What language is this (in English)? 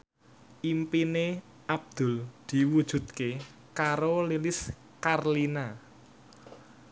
Javanese